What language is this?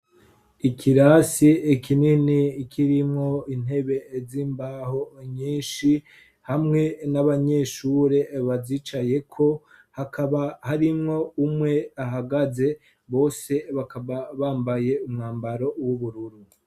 Rundi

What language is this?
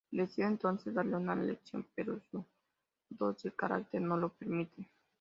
Spanish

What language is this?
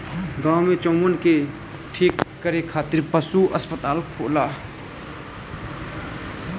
Bhojpuri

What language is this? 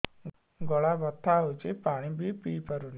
Odia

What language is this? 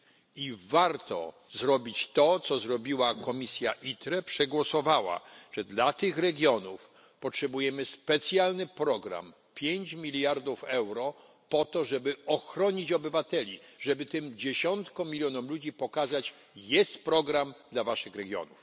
Polish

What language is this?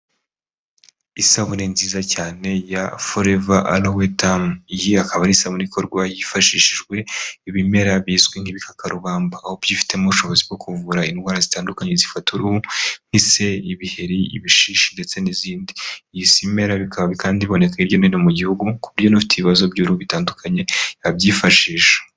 Kinyarwanda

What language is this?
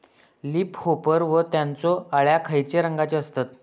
Marathi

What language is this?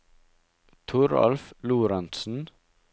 Norwegian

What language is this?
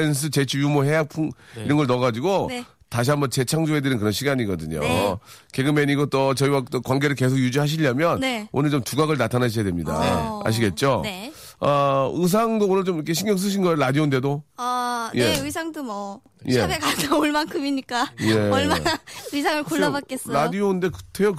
Korean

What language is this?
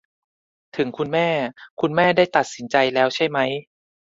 Thai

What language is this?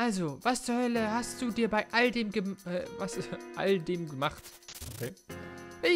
German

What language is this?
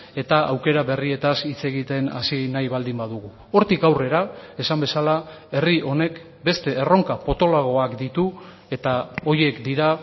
Basque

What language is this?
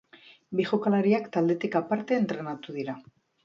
Basque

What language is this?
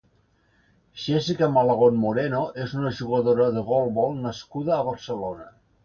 Catalan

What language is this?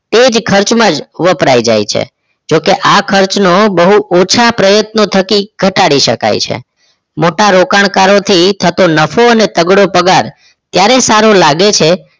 Gujarati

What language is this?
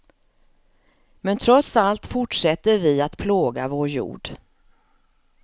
Swedish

